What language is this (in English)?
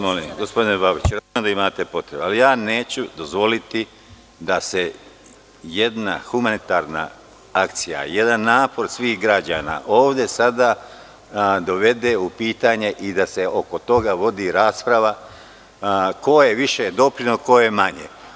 Serbian